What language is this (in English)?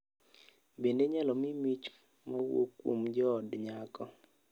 Luo (Kenya and Tanzania)